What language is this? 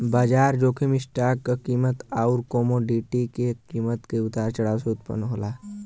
Bhojpuri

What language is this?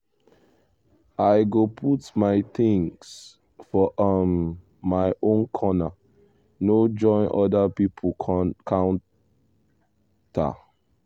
Nigerian Pidgin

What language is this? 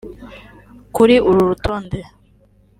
Kinyarwanda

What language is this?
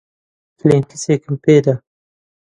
Central Kurdish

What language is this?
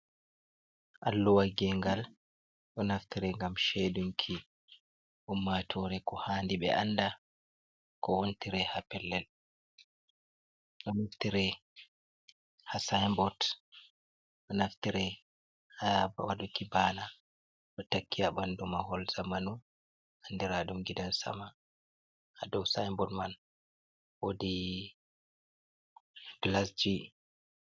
Fula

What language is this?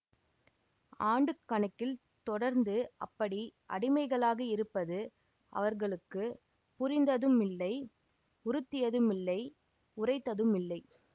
Tamil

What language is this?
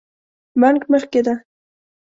Pashto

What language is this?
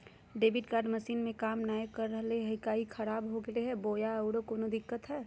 Magahi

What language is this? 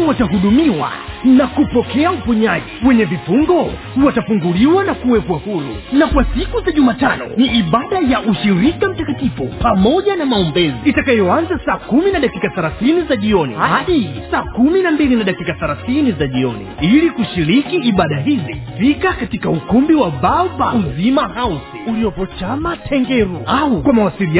Swahili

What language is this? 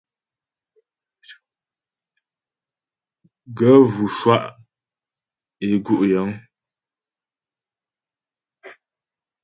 Ghomala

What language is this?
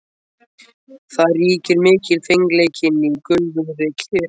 Icelandic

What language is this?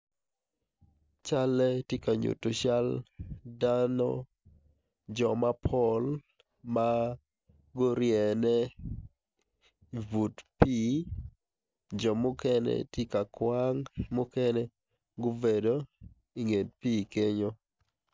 Acoli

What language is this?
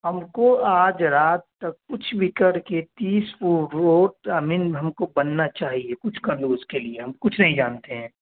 Urdu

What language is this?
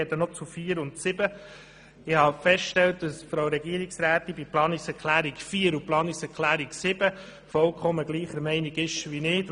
Swiss German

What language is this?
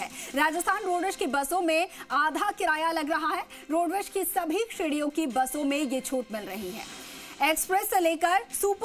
Hindi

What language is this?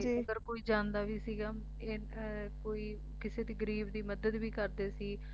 Punjabi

